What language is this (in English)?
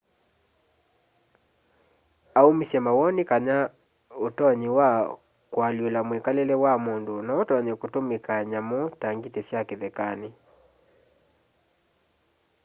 Kamba